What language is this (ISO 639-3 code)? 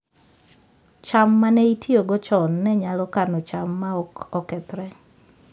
luo